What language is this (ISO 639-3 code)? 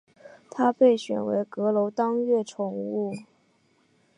zho